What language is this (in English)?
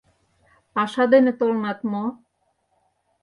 Mari